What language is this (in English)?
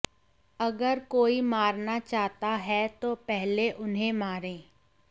Hindi